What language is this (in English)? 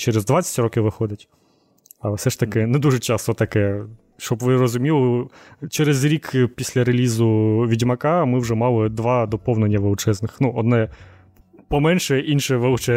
Ukrainian